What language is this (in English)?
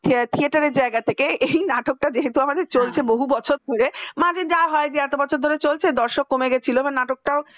Bangla